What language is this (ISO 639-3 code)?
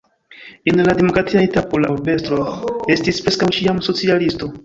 epo